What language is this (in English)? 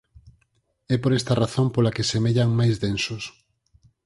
Galician